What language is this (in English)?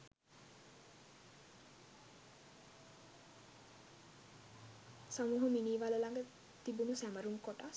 Sinhala